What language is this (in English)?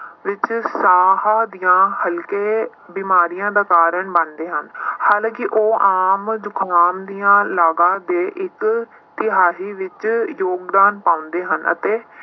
Punjabi